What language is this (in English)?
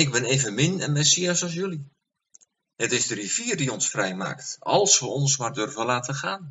Dutch